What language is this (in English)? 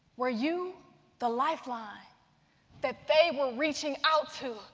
English